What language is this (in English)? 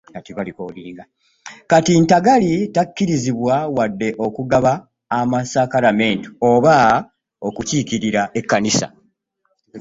Ganda